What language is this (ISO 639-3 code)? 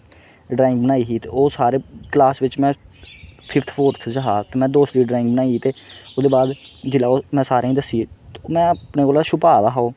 doi